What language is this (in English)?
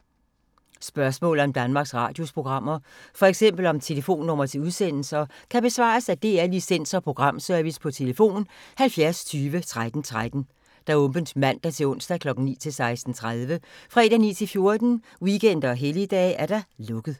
Danish